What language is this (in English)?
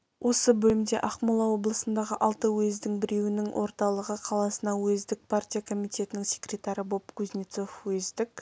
Kazakh